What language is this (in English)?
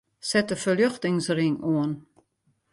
Western Frisian